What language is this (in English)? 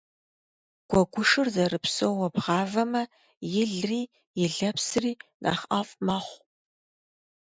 Kabardian